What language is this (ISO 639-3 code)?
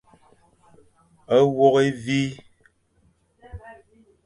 fan